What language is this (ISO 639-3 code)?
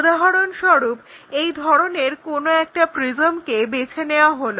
ben